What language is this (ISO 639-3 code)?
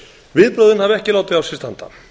isl